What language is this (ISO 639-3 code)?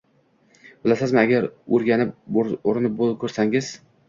uzb